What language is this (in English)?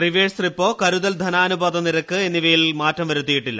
Malayalam